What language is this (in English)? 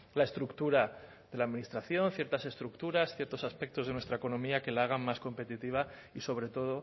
Spanish